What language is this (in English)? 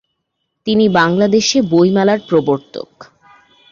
Bangla